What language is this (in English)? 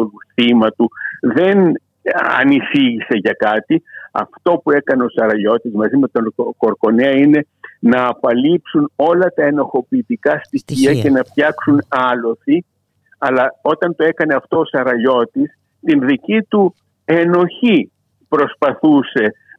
Greek